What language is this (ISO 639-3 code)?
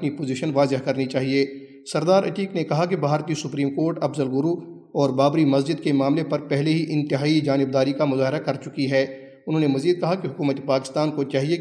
urd